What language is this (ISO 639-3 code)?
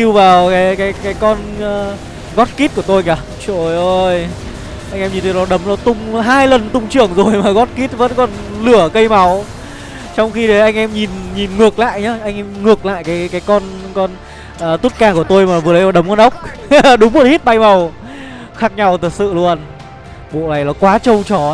vie